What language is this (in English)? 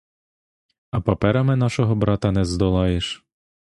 Ukrainian